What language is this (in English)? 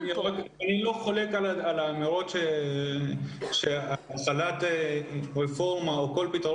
Hebrew